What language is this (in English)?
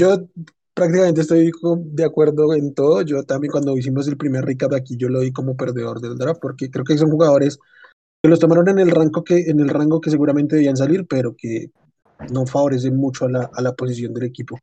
Spanish